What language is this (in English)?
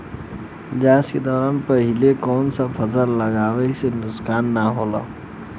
Bhojpuri